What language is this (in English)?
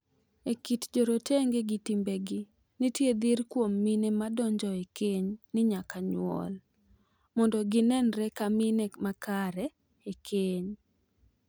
Luo (Kenya and Tanzania)